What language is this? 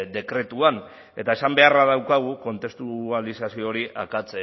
Basque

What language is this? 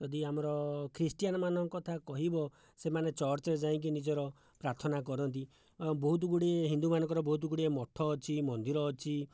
Odia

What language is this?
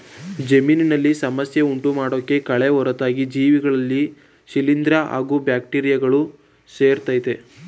Kannada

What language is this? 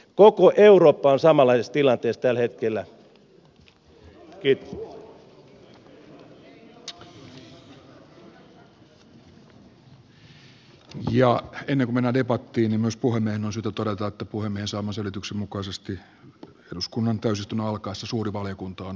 Finnish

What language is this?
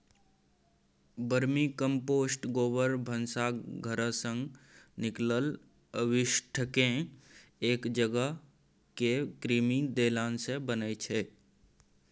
Maithili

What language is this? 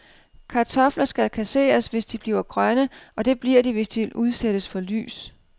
Danish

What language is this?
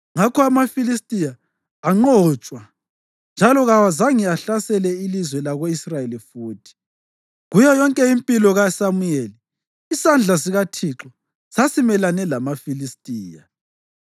North Ndebele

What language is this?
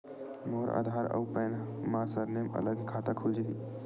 Chhattisgarhi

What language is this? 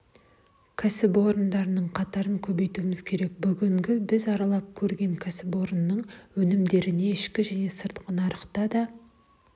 Kazakh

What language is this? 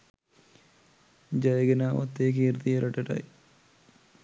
Sinhala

